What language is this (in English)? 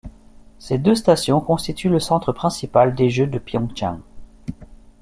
French